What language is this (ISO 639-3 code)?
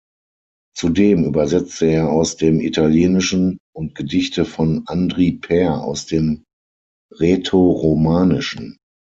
deu